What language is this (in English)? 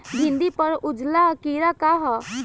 Bhojpuri